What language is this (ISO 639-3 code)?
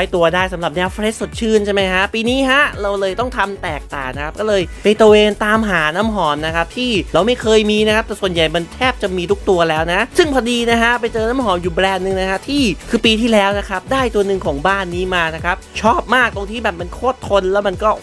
tha